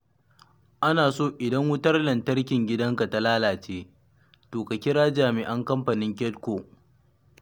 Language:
Hausa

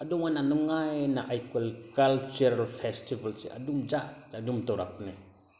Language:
Manipuri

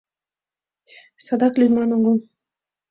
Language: Mari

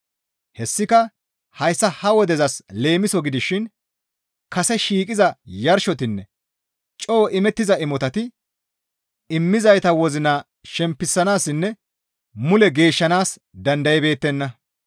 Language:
Gamo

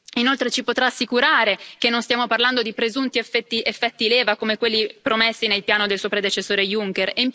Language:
Italian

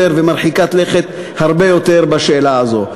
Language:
Hebrew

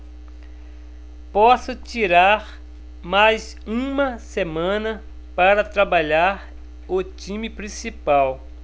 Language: Portuguese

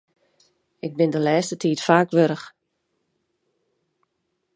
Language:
Western Frisian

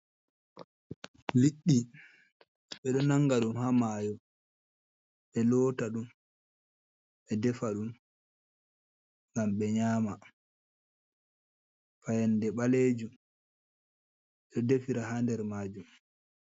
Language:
Fula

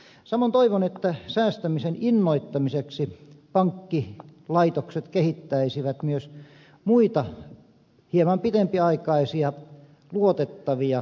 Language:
Finnish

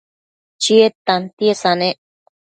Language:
Matsés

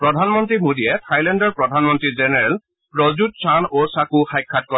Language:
Assamese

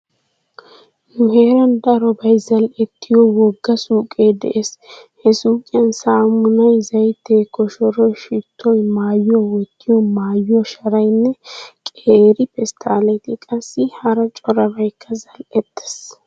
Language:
Wolaytta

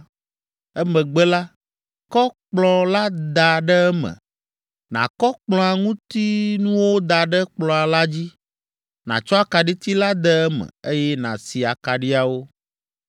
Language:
Ewe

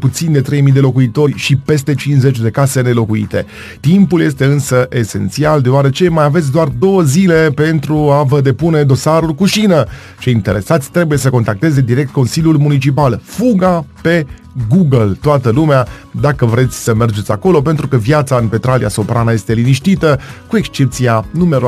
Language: Romanian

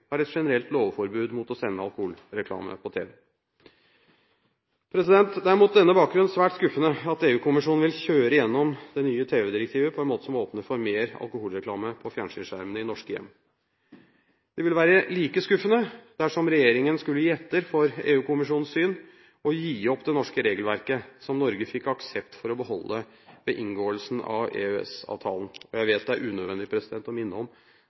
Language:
Norwegian Bokmål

